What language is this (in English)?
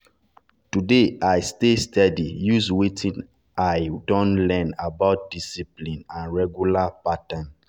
Nigerian Pidgin